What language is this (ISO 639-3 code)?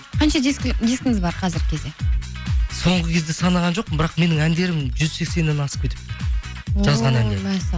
kaz